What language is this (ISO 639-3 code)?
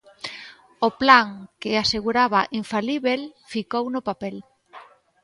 glg